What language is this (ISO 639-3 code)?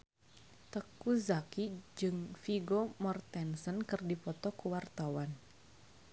sun